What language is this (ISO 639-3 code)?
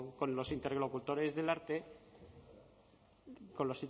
spa